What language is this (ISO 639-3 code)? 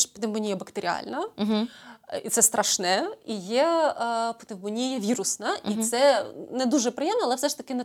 ukr